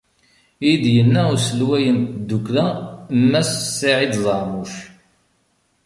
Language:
Kabyle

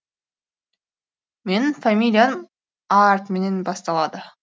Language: Kazakh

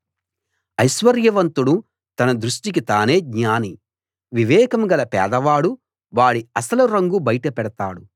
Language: Telugu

